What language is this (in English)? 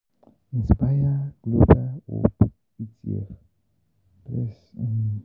Yoruba